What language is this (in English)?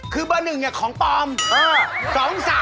Thai